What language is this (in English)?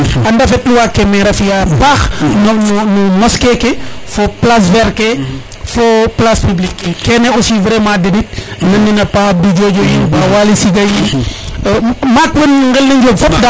Serer